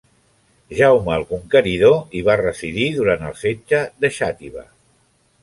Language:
Catalan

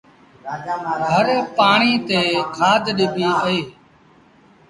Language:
Sindhi Bhil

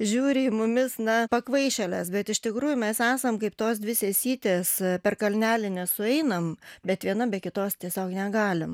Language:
Lithuanian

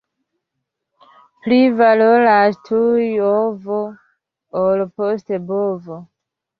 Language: Esperanto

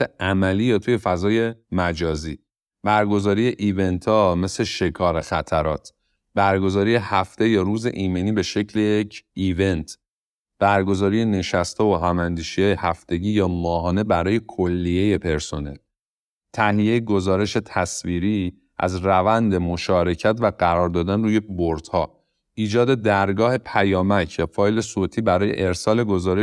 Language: Persian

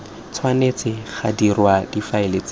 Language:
Tswana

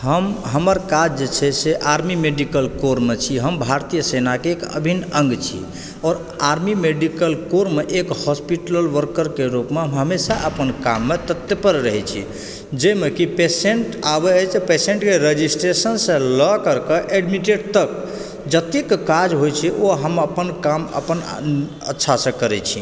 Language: Maithili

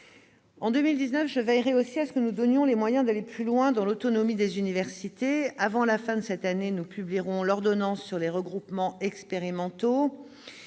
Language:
French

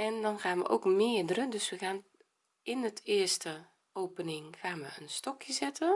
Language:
Dutch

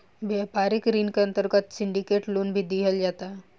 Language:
Bhojpuri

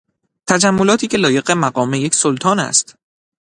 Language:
Persian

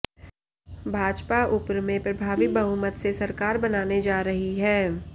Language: Hindi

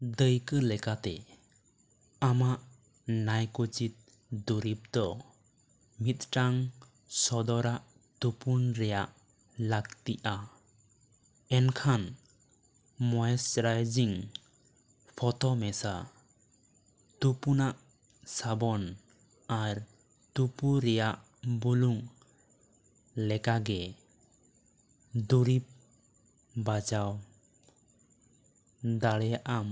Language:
Santali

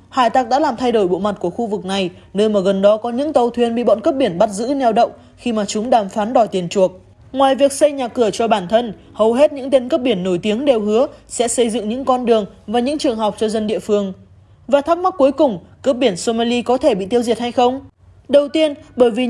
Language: Vietnamese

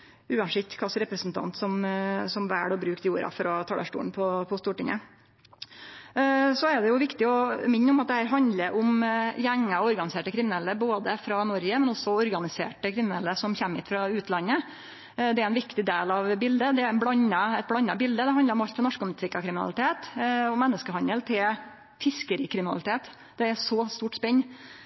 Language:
Norwegian Nynorsk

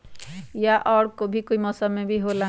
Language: Magahi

